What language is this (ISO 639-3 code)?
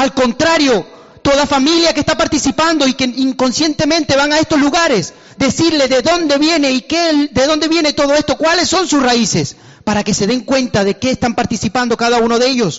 spa